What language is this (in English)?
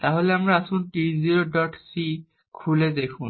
Bangla